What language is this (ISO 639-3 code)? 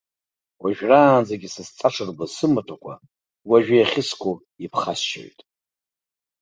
abk